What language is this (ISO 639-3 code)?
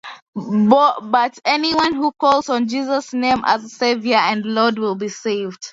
eng